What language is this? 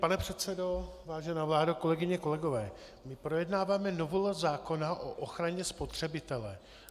Czech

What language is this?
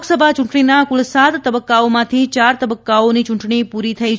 Gujarati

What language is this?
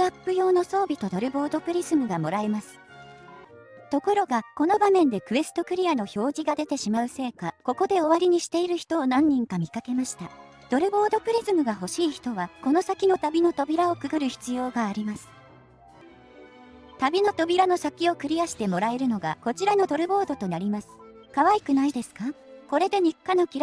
Japanese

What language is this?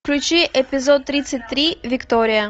Russian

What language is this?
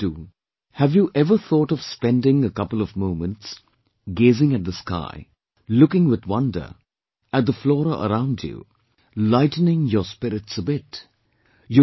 English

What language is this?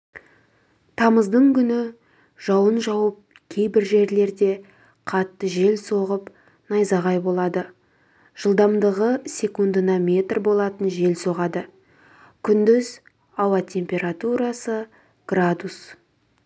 Kazakh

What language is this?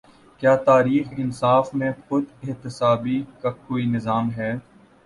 Urdu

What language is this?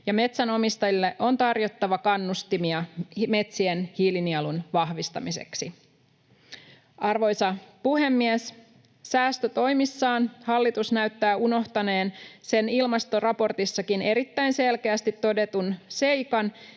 Finnish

